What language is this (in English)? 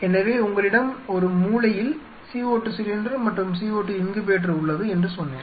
Tamil